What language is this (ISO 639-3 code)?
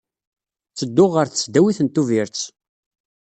kab